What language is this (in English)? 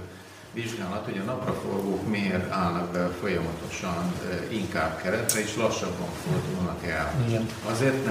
Hungarian